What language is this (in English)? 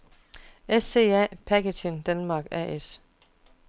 Danish